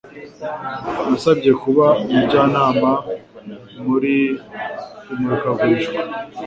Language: Kinyarwanda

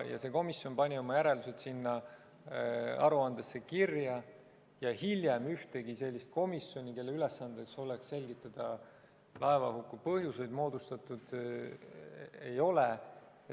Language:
Estonian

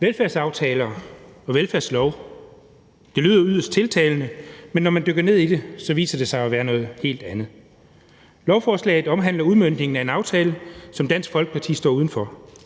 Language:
Danish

